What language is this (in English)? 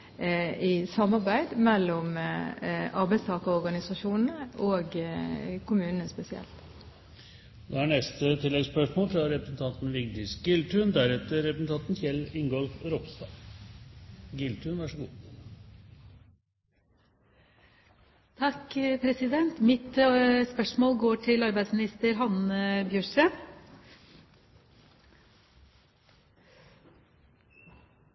Norwegian